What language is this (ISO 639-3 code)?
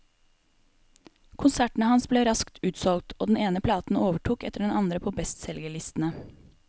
nor